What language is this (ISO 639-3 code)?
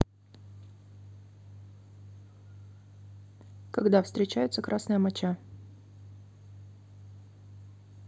rus